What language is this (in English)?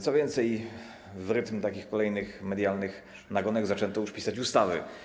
Polish